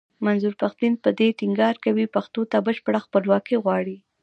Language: Pashto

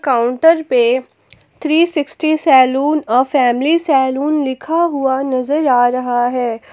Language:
Hindi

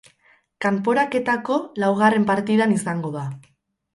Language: Basque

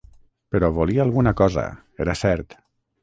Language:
Catalan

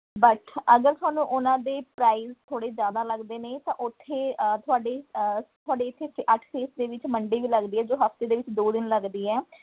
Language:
Punjabi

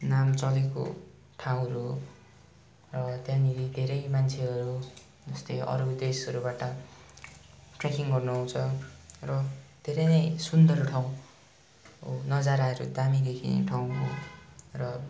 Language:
Nepali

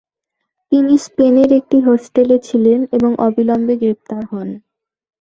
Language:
Bangla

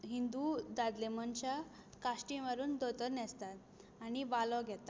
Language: Konkani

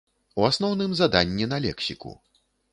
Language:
Belarusian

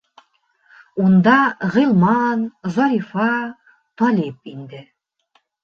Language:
Bashkir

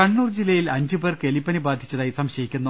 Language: Malayalam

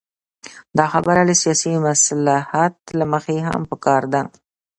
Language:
Pashto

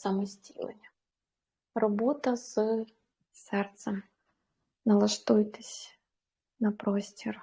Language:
Ukrainian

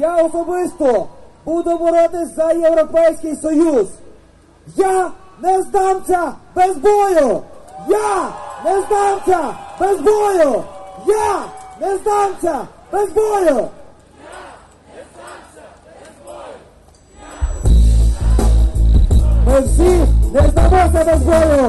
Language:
Ukrainian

